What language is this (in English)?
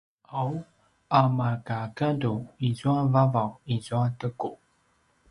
Paiwan